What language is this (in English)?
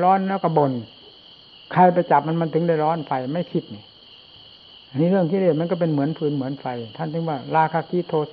Thai